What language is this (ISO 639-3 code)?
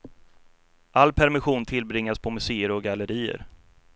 swe